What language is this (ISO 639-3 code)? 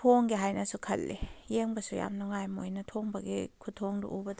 mni